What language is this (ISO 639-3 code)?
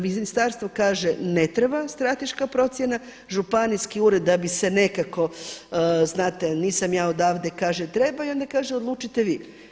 hrv